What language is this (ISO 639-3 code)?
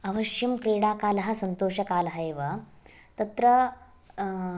san